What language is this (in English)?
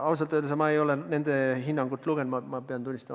Estonian